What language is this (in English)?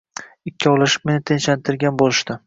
Uzbek